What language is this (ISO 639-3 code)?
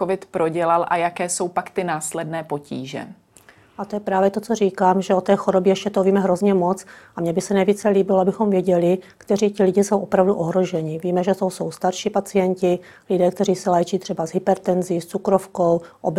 ces